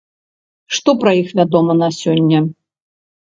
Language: Belarusian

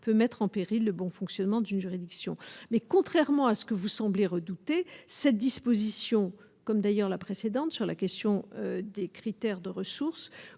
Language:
French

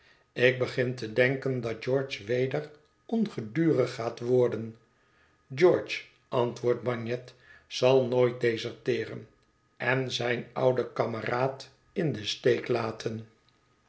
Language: Dutch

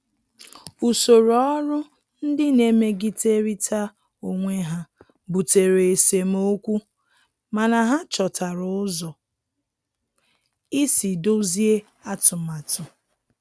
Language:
Igbo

